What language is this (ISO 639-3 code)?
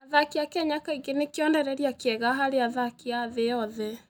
kik